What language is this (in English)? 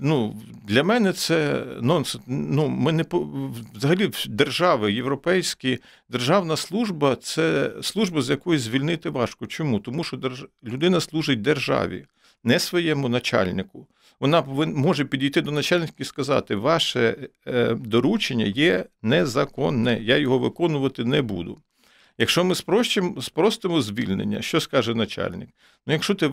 Ukrainian